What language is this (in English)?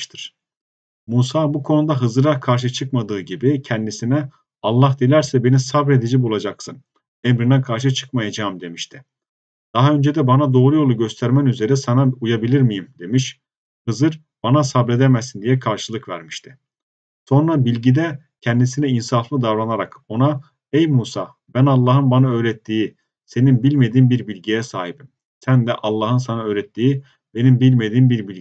Turkish